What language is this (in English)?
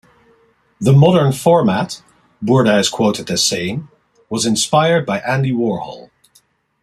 English